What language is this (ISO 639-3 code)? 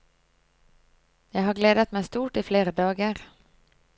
nor